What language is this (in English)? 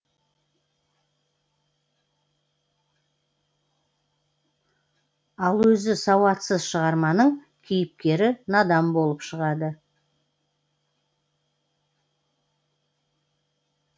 Kazakh